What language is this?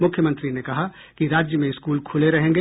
Hindi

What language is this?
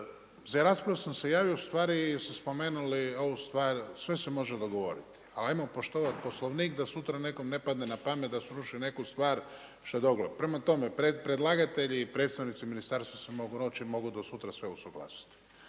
Croatian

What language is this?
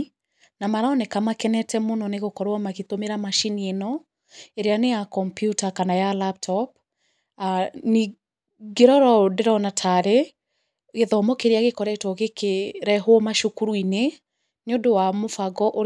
Kikuyu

